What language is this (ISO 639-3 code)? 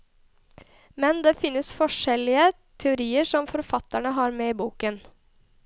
nor